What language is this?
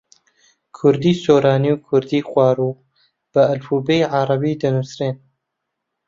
Central Kurdish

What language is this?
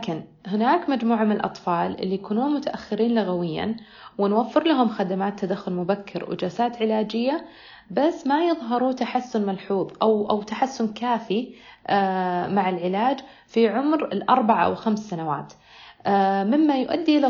Arabic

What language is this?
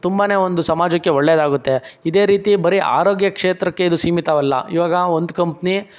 Kannada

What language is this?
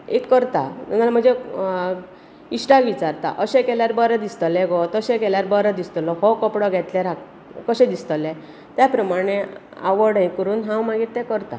Konkani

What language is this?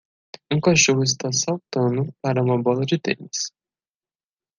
Portuguese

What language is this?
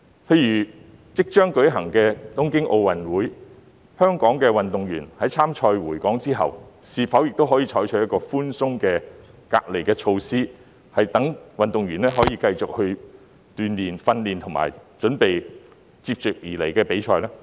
Cantonese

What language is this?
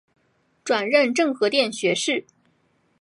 Chinese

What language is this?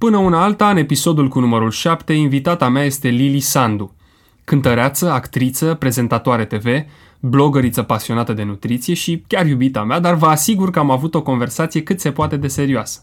Romanian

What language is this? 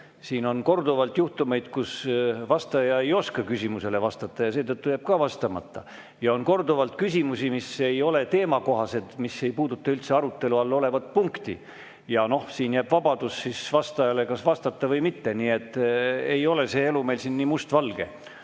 Estonian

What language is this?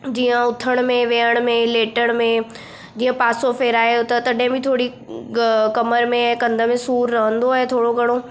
Sindhi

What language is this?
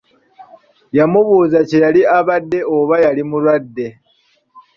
Ganda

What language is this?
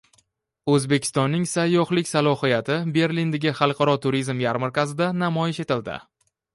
Uzbek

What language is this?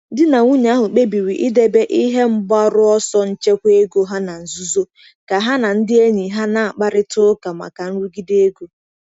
Igbo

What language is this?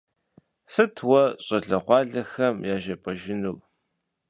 Kabardian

